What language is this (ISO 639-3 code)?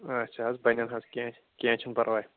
kas